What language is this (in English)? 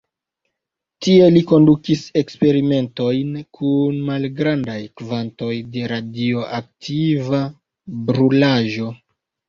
Esperanto